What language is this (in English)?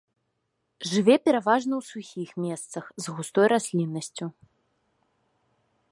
Belarusian